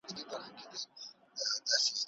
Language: Pashto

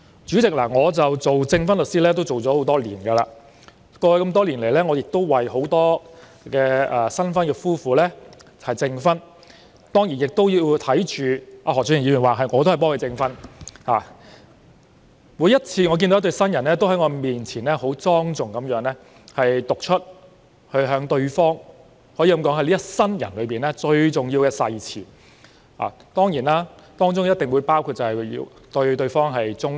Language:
Cantonese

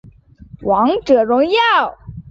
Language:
Chinese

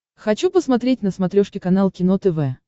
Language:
Russian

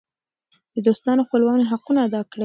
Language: Pashto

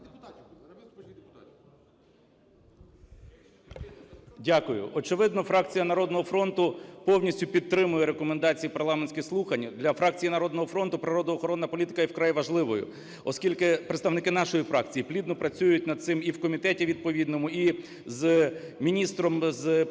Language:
Ukrainian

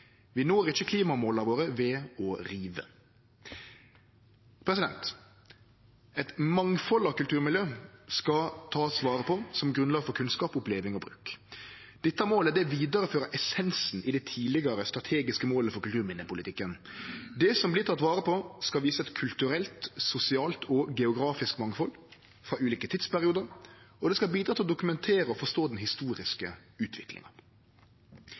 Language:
Norwegian Nynorsk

